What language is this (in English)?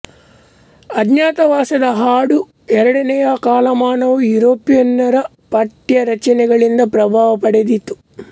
Kannada